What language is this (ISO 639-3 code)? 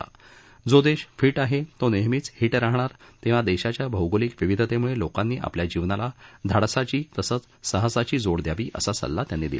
mar